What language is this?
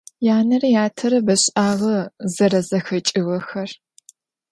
Adyghe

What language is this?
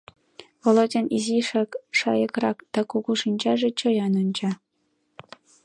Mari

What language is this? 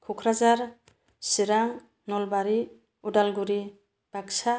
Bodo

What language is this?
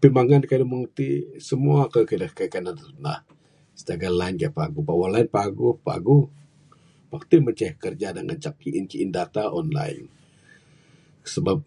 Bukar-Sadung Bidayuh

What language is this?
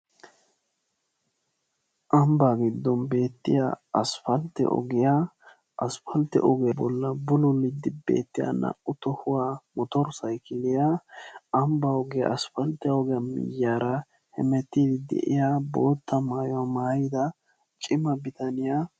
Wolaytta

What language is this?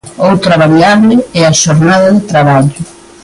Galician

